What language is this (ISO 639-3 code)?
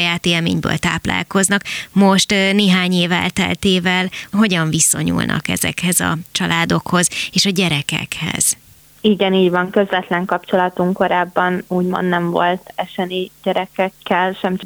hun